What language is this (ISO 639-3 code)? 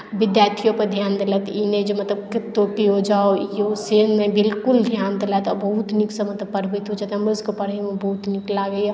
mai